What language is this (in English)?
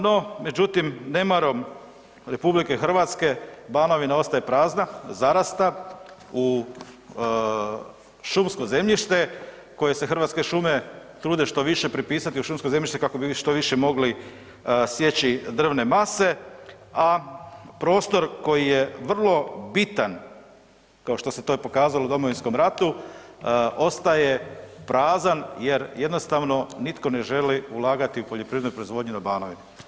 Croatian